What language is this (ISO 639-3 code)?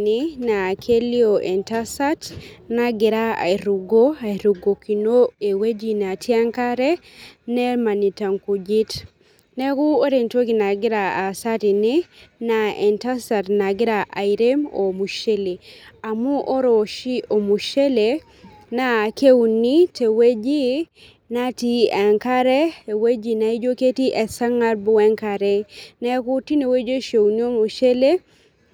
mas